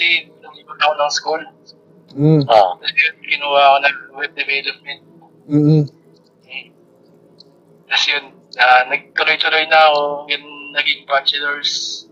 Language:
Filipino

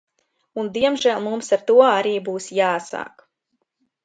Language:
Latvian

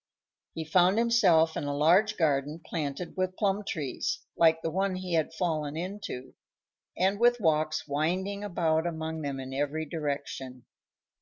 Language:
English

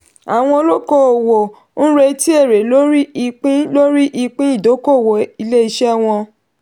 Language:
Yoruba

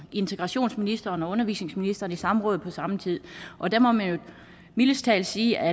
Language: Danish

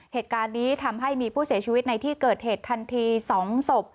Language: Thai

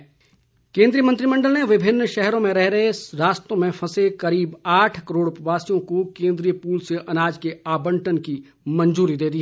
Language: Hindi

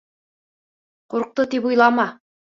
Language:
Bashkir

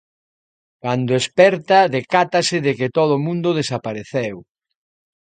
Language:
Galician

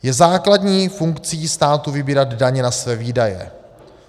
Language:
Czech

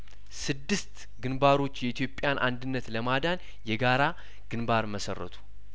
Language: Amharic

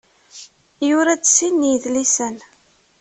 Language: Kabyle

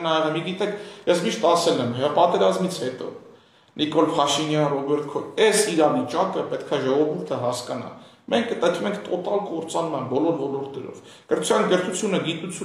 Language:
Turkish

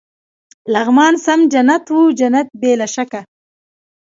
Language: Pashto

